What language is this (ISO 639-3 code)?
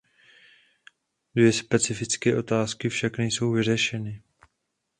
ces